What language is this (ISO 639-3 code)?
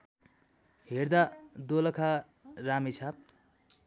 nep